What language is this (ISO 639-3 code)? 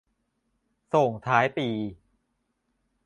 tha